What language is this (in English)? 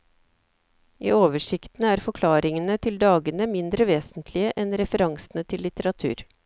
Norwegian